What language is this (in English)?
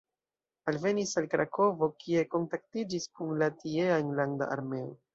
Esperanto